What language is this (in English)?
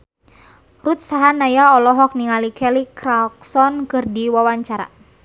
Sundanese